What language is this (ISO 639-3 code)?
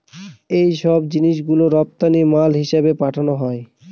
ben